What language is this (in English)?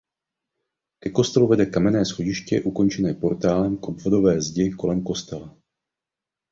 Czech